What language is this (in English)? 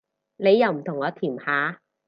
Cantonese